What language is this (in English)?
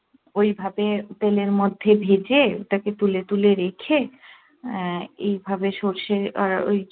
Bangla